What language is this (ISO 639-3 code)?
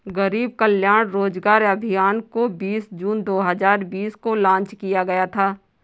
hin